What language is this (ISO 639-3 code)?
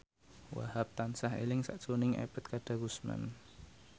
jav